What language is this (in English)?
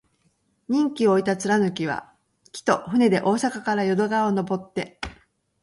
Japanese